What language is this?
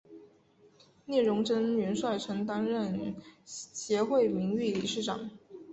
Chinese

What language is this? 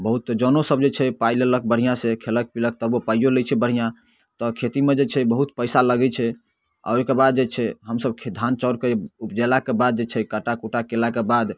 Maithili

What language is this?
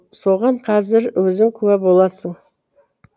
Kazakh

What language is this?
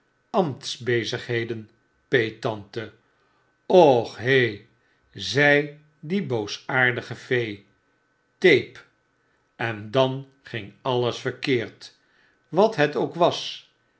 Dutch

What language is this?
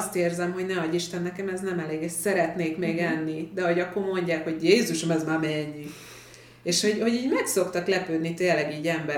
Hungarian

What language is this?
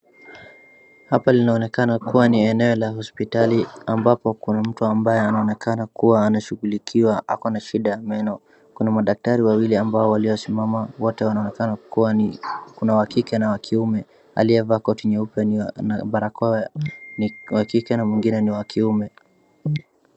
Swahili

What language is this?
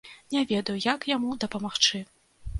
Belarusian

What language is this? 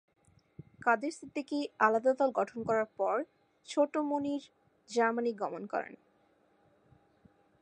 Bangla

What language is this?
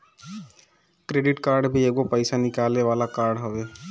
Bhojpuri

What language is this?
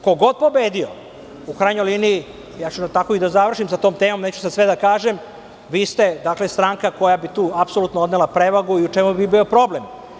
Serbian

